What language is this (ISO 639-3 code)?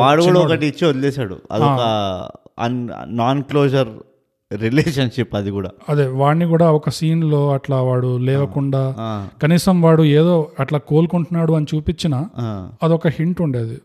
tel